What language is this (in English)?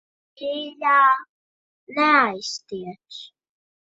Latvian